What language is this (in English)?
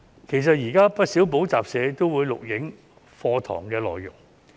Cantonese